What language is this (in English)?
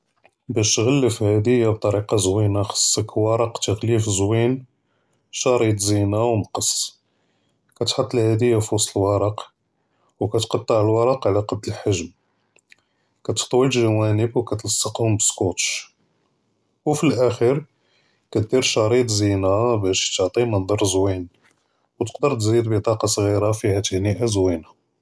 Judeo-Arabic